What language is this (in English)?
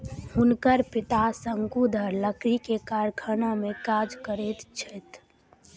Maithili